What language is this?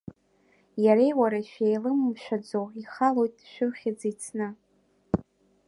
Abkhazian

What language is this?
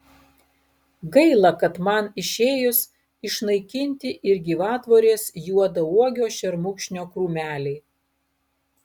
Lithuanian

